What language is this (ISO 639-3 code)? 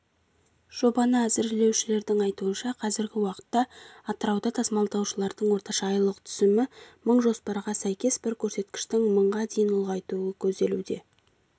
kaz